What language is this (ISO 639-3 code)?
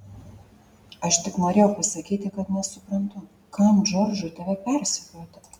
lit